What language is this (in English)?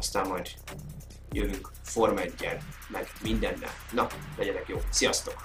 Hungarian